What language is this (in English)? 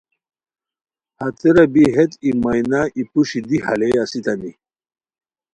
Khowar